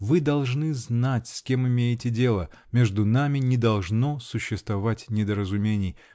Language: Russian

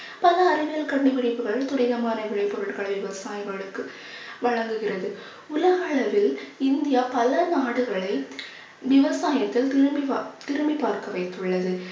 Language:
Tamil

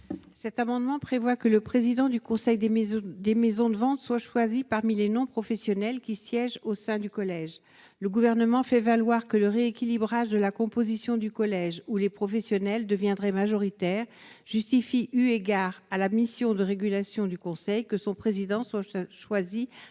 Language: French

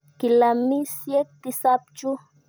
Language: Kalenjin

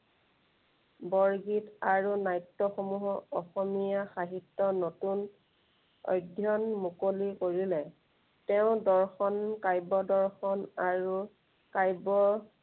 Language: Assamese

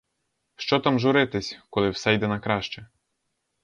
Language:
Ukrainian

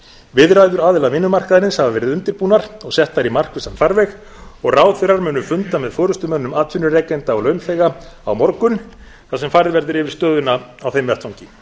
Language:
Icelandic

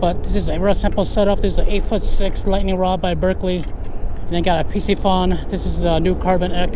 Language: English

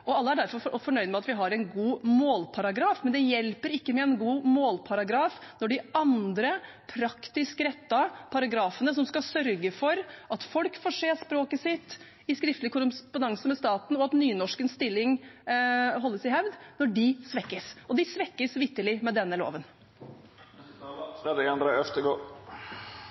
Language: Norwegian Bokmål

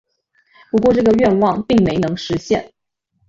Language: Chinese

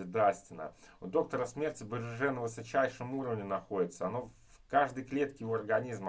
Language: Russian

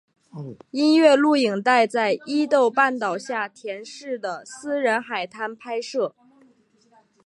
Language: Chinese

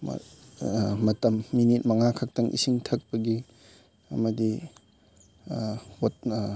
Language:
Manipuri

